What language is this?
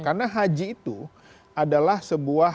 Indonesian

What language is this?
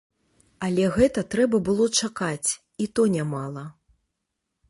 Belarusian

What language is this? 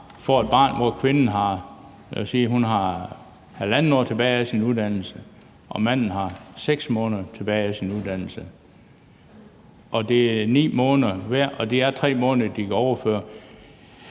Danish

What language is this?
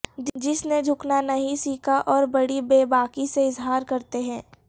Urdu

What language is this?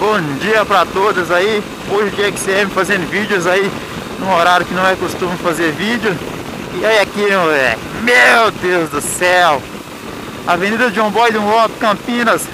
Portuguese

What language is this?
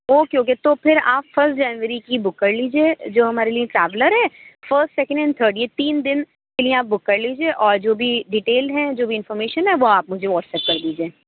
Urdu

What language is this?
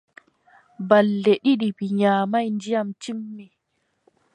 Adamawa Fulfulde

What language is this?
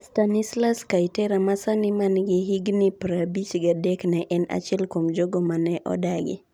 Luo (Kenya and Tanzania)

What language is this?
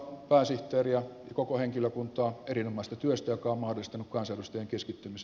Finnish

